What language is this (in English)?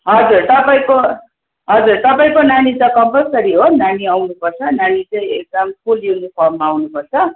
Nepali